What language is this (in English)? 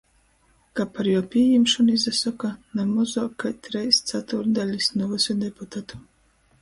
Latgalian